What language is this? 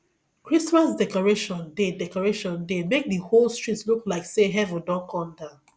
Nigerian Pidgin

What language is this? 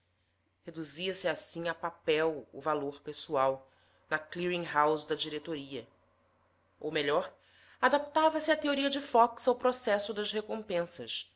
Portuguese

